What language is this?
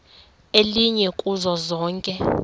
Xhosa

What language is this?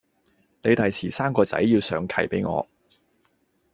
Cantonese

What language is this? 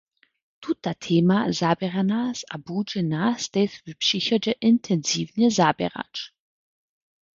Upper Sorbian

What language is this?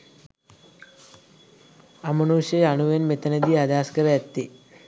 Sinhala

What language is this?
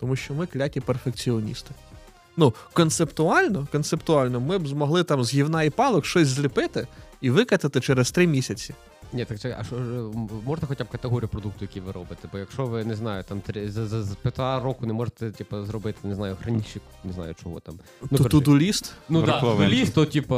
Ukrainian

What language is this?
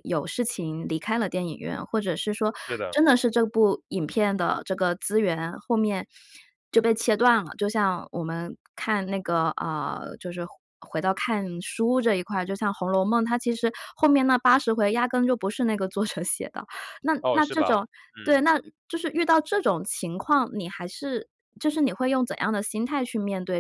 Chinese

